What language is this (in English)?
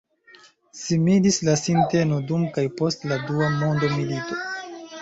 Esperanto